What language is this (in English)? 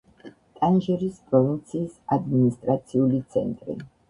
Georgian